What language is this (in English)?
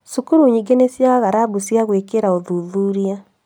Kikuyu